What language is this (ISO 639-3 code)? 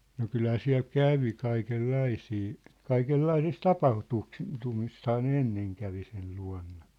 fin